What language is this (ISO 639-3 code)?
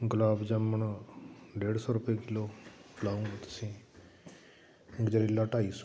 pan